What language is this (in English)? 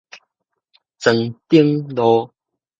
Min Nan Chinese